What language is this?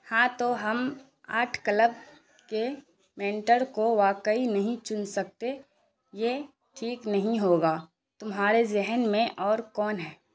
Urdu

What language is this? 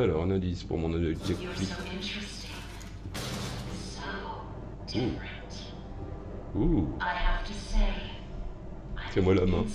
French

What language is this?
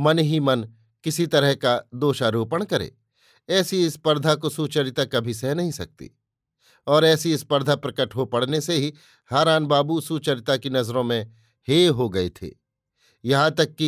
Hindi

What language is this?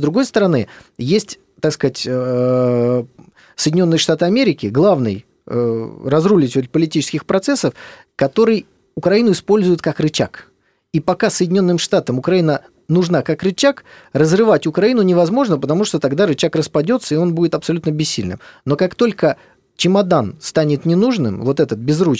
Russian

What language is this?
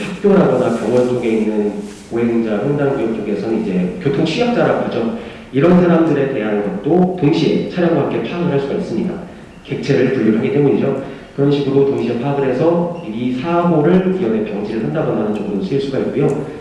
Korean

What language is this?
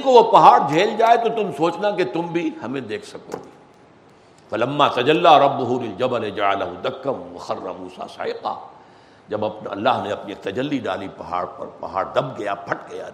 Urdu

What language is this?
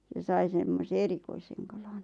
Finnish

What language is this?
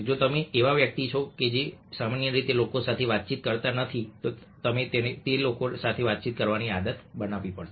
Gujarati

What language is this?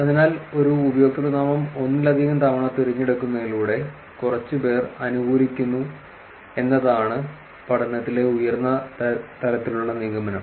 Malayalam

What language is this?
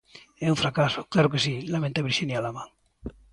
Galician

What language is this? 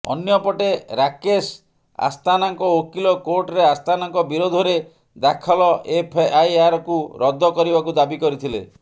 Odia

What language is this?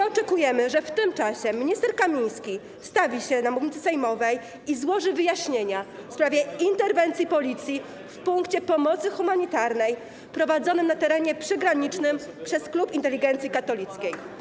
Polish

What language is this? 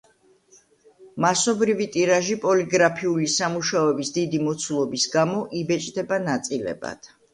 Georgian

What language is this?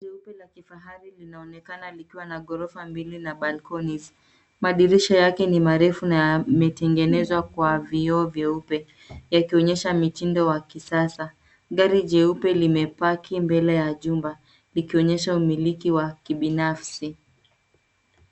Swahili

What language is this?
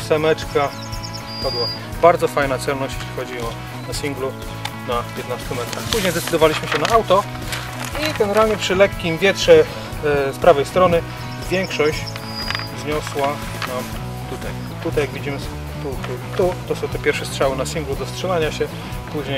Polish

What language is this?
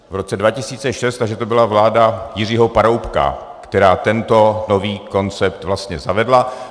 Czech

